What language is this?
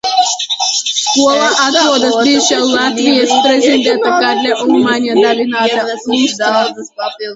Latvian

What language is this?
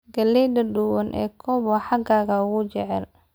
Somali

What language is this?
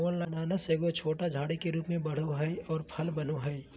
Magahi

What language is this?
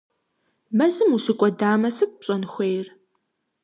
Kabardian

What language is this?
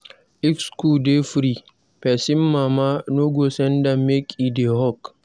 Nigerian Pidgin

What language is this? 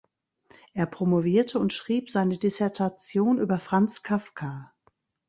German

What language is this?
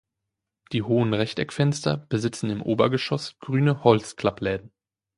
German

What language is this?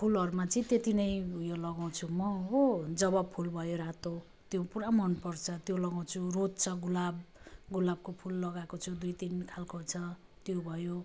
Nepali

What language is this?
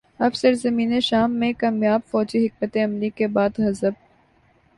Urdu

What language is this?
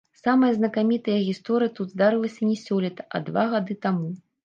Belarusian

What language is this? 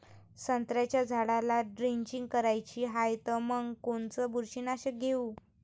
Marathi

